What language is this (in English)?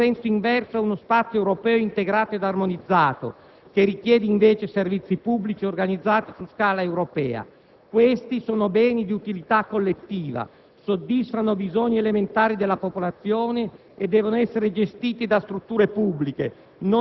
Italian